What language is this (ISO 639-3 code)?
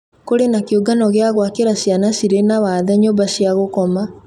kik